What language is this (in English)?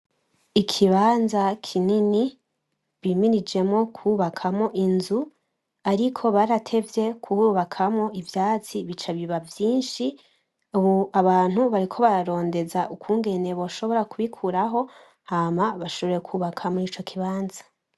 Rundi